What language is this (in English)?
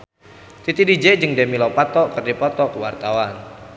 Sundanese